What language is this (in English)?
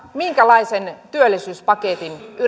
Finnish